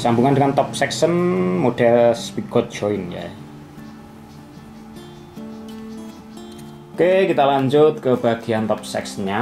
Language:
Indonesian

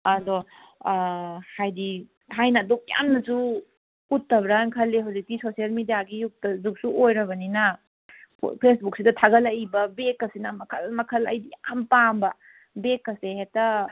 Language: Manipuri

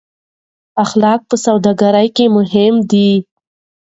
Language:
Pashto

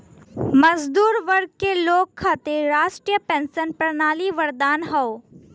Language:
Bhojpuri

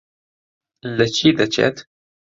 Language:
Central Kurdish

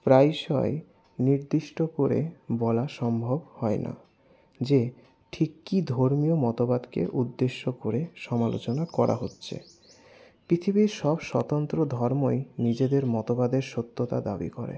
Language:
Bangla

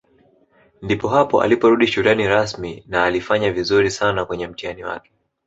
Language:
Swahili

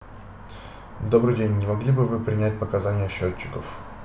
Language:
Russian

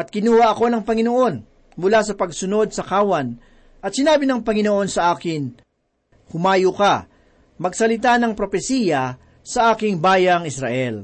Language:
Filipino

